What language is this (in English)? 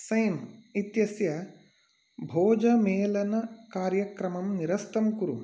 Sanskrit